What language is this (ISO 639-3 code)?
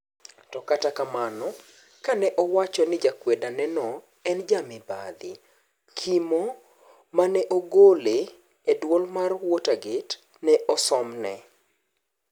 luo